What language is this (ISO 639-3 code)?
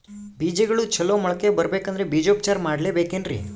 kan